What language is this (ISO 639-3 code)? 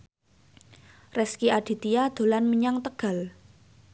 jav